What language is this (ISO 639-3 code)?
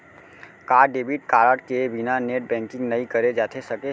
hne